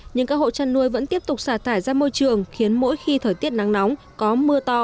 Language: Vietnamese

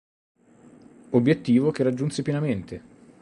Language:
Italian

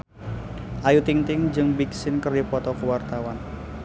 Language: Sundanese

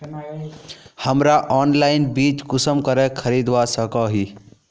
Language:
Magahi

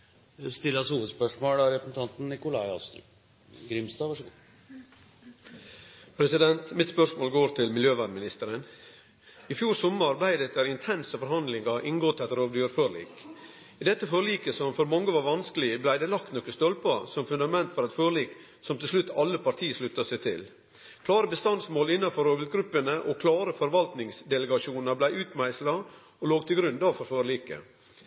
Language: Norwegian Nynorsk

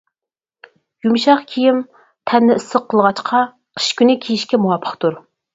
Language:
Uyghur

